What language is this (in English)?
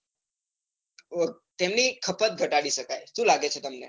Gujarati